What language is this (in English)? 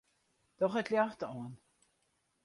Western Frisian